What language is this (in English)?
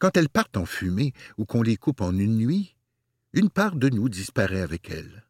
French